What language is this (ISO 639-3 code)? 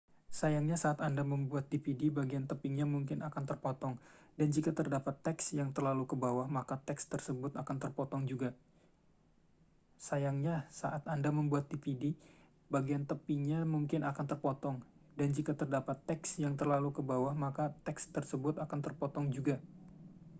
ind